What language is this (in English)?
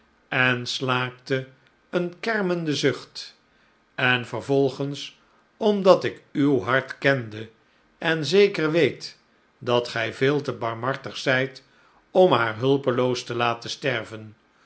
Dutch